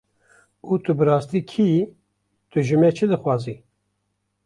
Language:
Kurdish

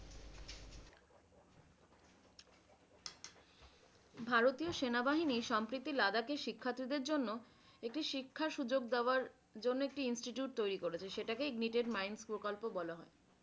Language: Bangla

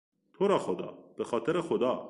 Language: Persian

